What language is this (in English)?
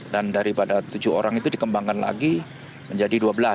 Indonesian